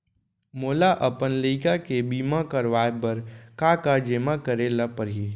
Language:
Chhattisgarhi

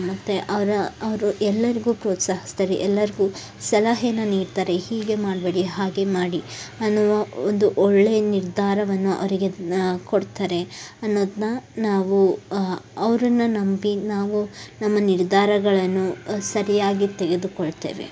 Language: Kannada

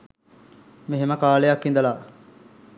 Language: Sinhala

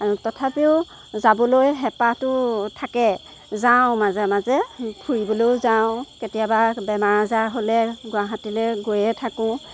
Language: Assamese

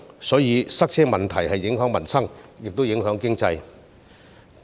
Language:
Cantonese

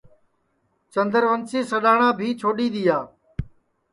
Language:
Sansi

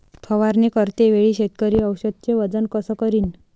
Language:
Marathi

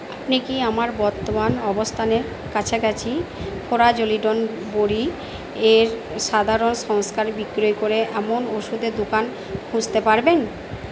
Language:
Bangla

